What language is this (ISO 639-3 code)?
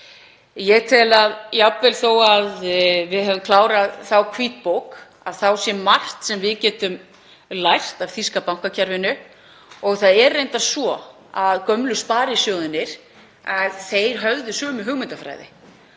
isl